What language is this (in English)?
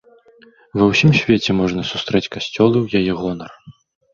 Belarusian